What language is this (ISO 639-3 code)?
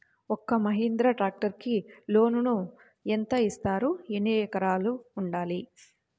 tel